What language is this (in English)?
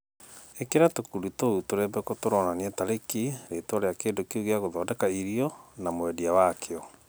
Kikuyu